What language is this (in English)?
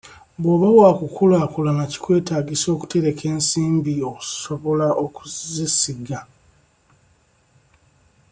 Ganda